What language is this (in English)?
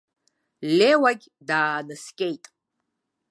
Abkhazian